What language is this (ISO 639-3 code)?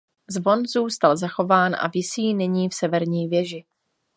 ces